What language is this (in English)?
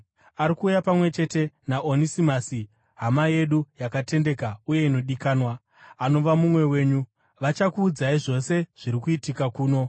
Shona